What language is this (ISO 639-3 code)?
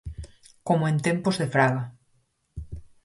glg